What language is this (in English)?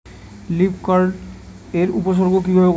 Bangla